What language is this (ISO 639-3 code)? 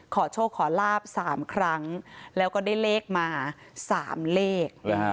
tha